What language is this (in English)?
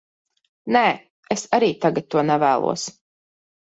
Latvian